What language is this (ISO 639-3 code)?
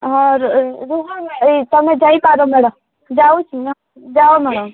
ori